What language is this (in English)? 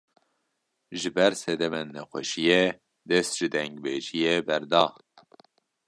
Kurdish